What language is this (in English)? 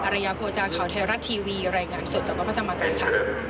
Thai